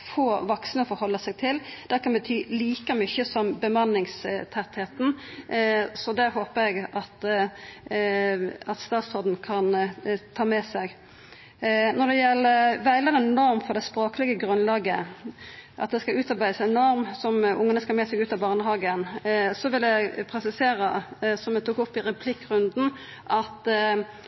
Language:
Norwegian Nynorsk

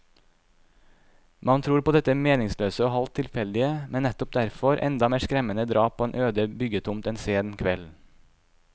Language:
Norwegian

